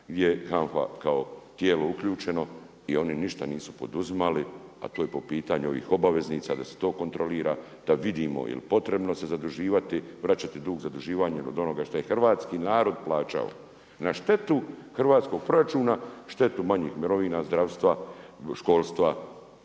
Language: Croatian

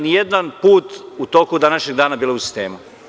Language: Serbian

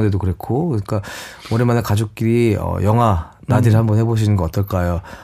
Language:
Korean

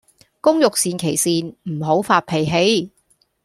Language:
Cantonese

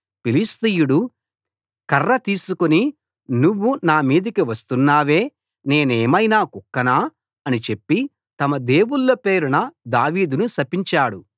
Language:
Telugu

